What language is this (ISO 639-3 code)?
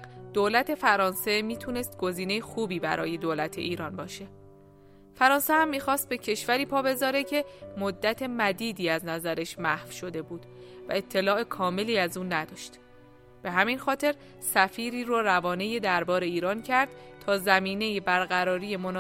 fas